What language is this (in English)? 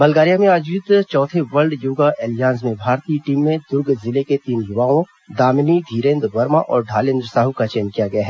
Hindi